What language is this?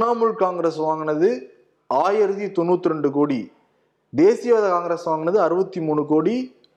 Tamil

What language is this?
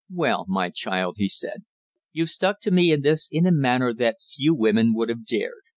English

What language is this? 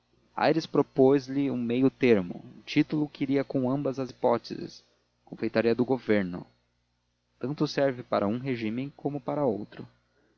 Portuguese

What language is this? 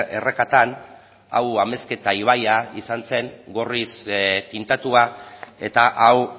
Basque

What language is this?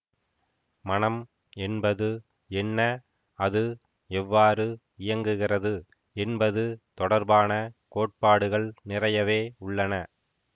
Tamil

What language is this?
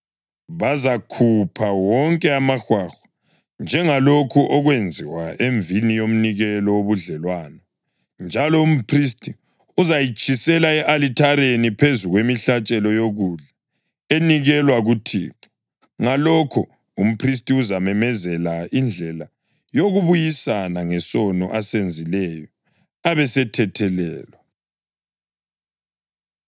North Ndebele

